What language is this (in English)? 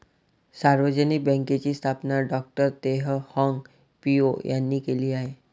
Marathi